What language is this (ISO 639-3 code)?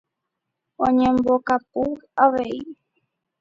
grn